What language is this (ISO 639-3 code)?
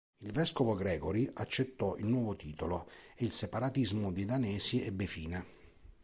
ita